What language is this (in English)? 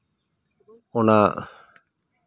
Santali